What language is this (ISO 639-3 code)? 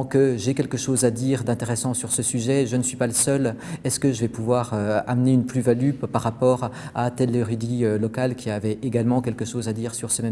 fra